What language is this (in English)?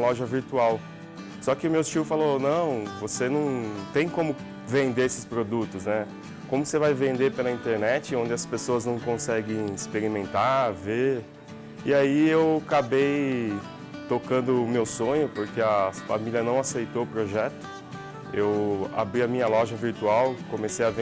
Portuguese